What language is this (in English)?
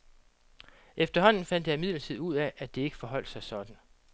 Danish